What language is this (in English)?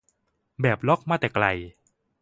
Thai